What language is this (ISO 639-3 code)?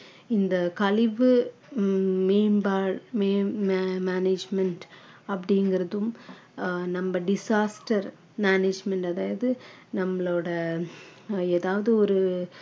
tam